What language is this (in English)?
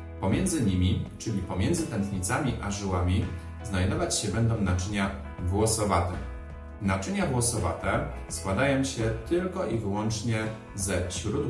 Polish